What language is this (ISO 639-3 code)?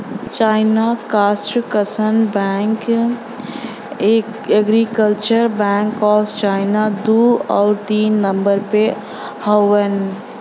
bho